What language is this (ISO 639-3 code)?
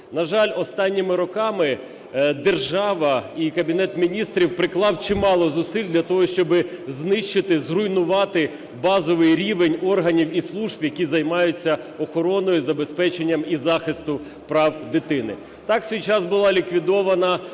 ukr